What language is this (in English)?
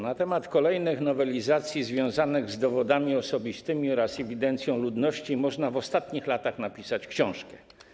Polish